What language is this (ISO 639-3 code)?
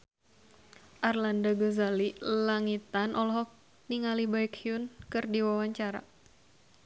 sun